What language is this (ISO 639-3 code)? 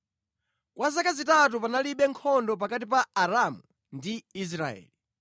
nya